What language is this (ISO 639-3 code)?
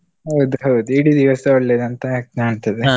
kan